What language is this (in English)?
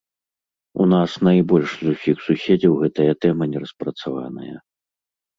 Belarusian